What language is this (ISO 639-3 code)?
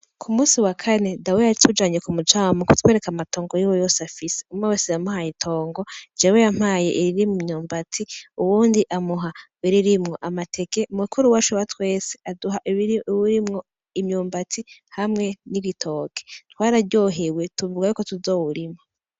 run